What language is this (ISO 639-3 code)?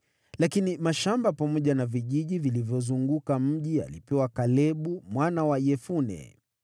swa